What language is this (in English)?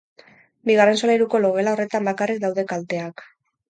Basque